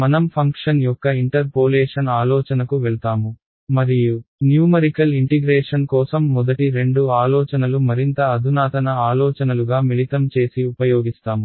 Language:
Telugu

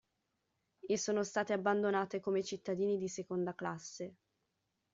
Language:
Italian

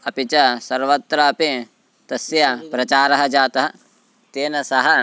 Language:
Sanskrit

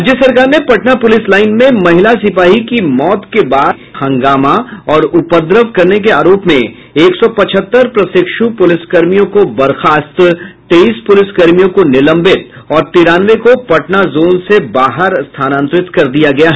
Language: Hindi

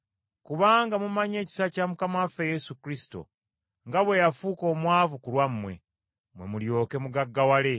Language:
Ganda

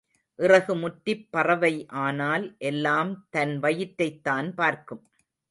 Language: Tamil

